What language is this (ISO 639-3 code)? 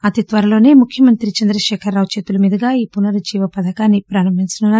tel